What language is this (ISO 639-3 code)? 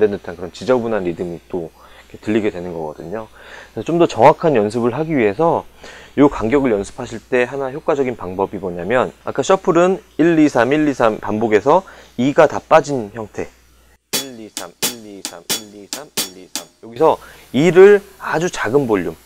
kor